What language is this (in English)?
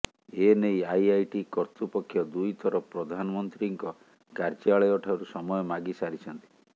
Odia